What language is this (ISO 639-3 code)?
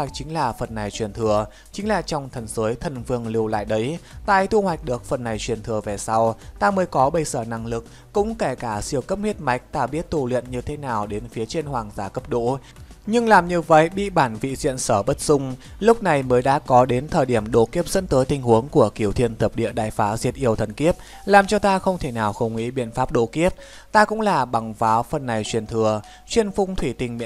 vie